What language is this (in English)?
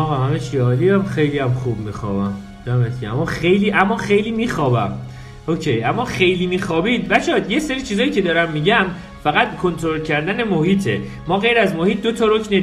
Persian